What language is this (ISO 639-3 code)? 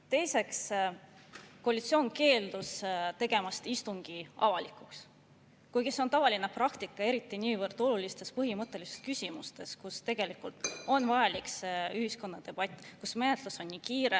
est